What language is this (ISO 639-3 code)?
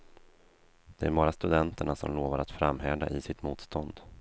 swe